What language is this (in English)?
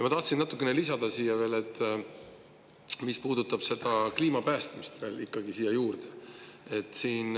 Estonian